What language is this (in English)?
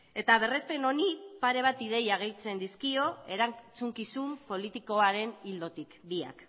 Basque